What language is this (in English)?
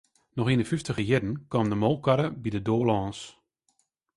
Western Frisian